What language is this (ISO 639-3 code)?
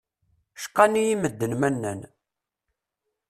kab